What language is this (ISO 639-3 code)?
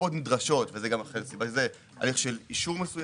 heb